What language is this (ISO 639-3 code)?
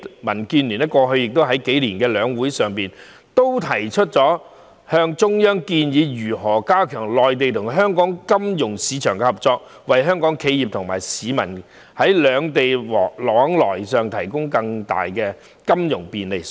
yue